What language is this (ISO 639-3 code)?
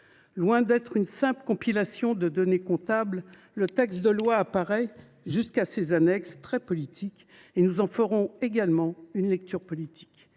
fra